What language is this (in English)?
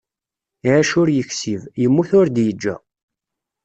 Kabyle